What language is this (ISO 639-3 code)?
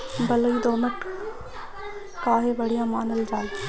bho